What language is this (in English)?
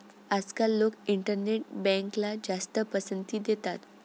Marathi